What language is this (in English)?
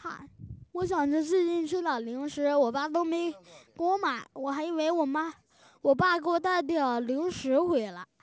Chinese